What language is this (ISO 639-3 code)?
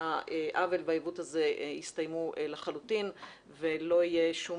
heb